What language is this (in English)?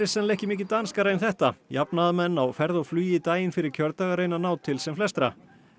Icelandic